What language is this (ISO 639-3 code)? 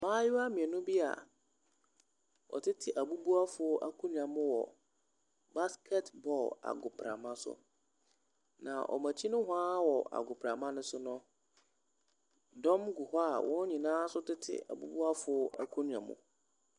aka